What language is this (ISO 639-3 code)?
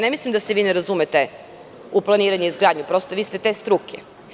srp